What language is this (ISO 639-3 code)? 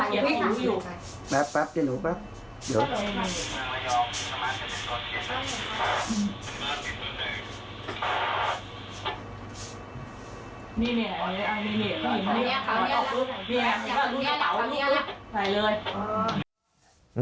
tha